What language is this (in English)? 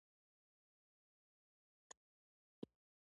Pashto